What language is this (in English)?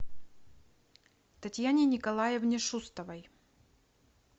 Russian